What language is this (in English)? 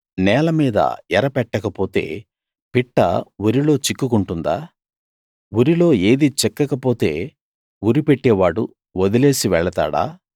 Telugu